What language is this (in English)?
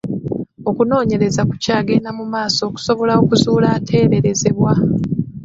Ganda